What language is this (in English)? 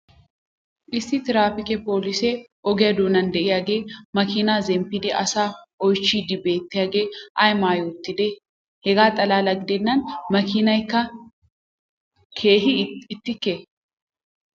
Wolaytta